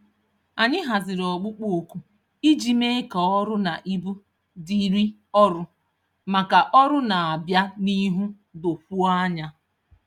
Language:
Igbo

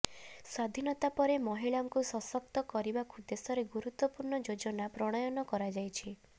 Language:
Odia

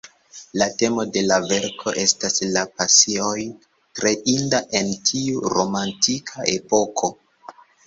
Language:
Esperanto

